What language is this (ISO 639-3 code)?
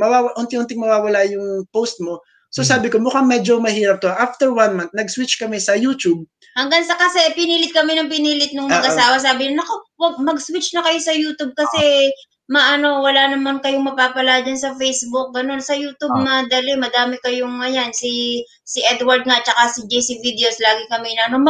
fil